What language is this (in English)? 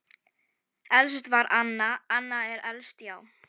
Icelandic